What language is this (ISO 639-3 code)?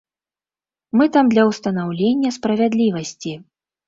bel